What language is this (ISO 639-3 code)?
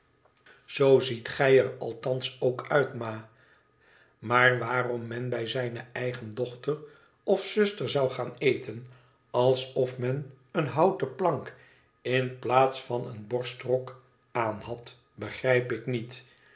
nld